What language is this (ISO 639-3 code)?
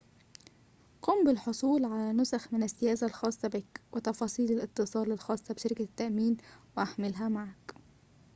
ara